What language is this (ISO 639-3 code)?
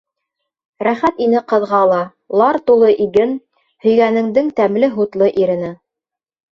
bak